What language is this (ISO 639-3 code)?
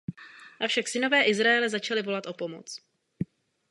ces